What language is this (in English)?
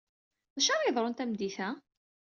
Kabyle